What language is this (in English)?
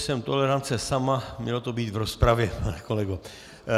Czech